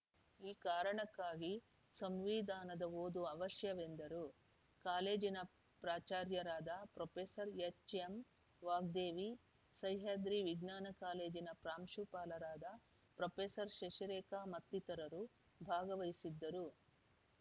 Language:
Kannada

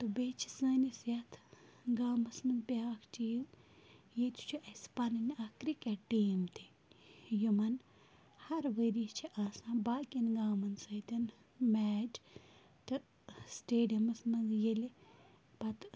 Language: Kashmiri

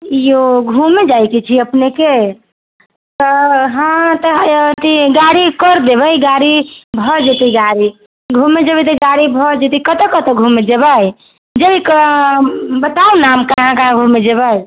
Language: Maithili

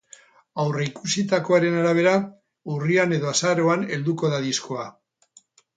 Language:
Basque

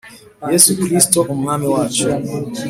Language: Kinyarwanda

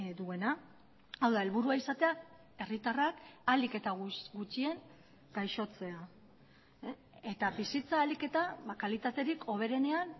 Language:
Basque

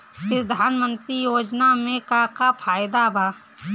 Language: Bhojpuri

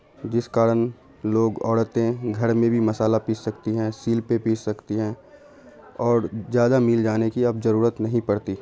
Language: Urdu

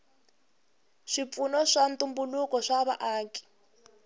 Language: Tsonga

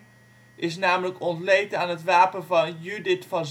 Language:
Dutch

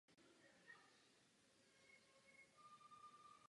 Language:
Czech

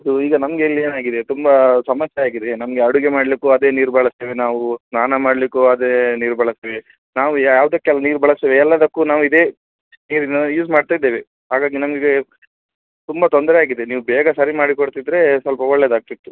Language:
Kannada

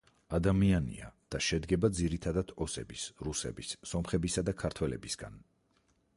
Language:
Georgian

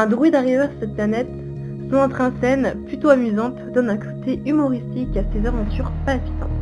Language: French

